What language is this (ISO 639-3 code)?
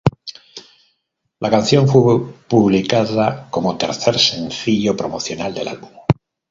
spa